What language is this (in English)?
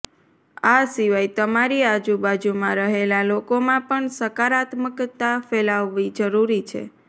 Gujarati